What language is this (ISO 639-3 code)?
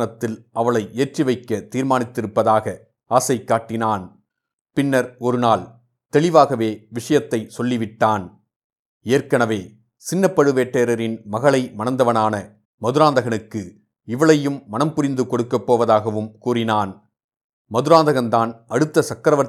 tam